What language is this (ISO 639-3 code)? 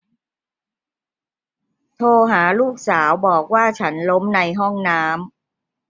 tha